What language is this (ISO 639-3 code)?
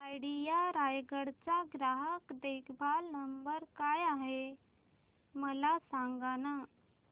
mar